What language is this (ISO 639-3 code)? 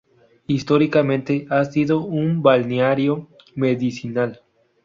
spa